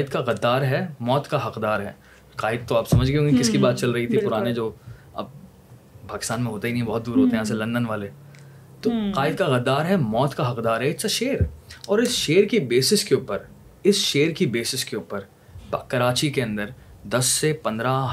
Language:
Urdu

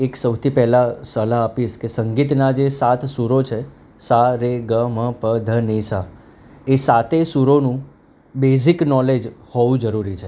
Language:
Gujarati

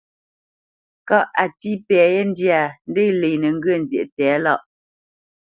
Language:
Bamenyam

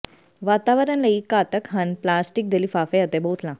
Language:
Punjabi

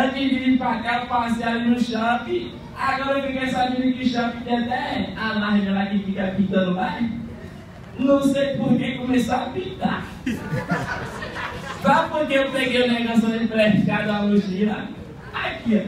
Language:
Portuguese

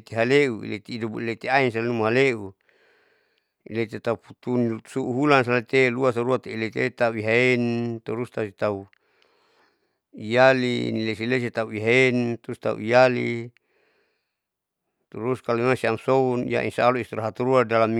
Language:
Saleman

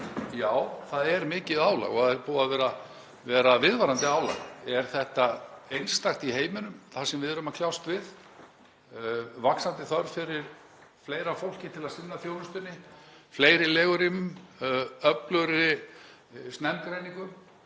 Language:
Icelandic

